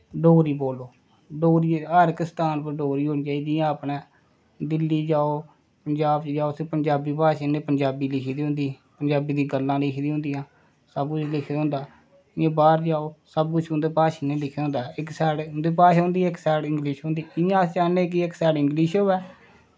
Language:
Dogri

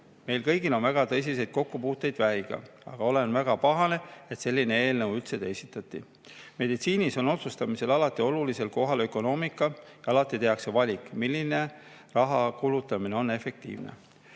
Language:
Estonian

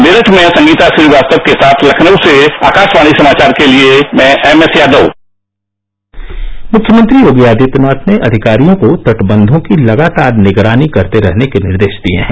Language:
Hindi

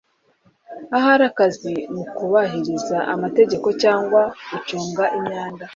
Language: Kinyarwanda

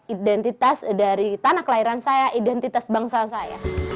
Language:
Indonesian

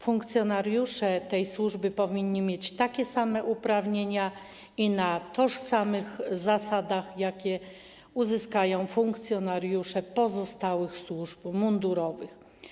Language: Polish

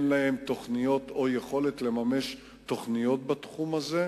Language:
Hebrew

